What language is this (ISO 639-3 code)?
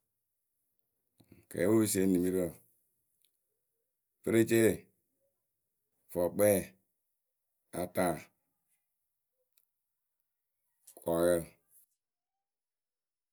keu